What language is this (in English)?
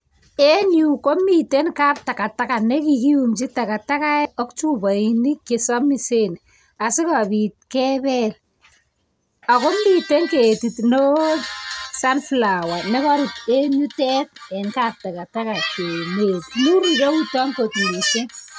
Kalenjin